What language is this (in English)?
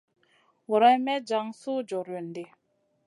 Masana